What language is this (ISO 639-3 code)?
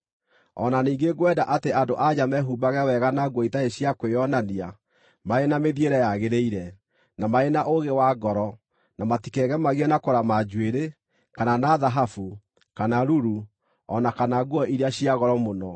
kik